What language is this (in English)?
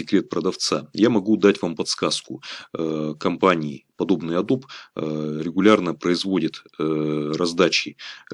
Russian